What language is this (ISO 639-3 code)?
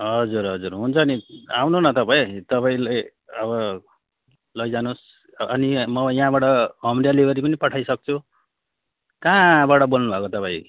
nep